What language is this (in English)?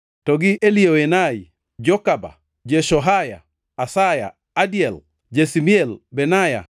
Luo (Kenya and Tanzania)